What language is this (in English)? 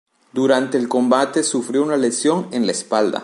Spanish